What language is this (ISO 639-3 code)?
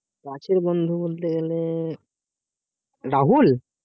ben